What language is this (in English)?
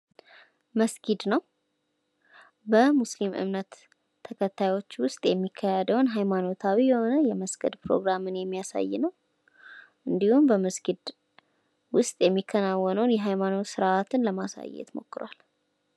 Amharic